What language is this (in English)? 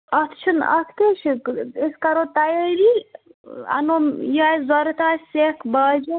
Kashmiri